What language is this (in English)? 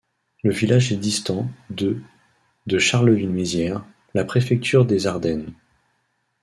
French